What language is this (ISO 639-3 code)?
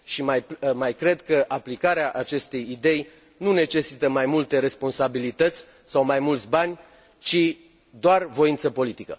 ron